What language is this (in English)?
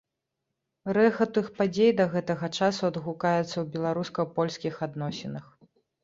Belarusian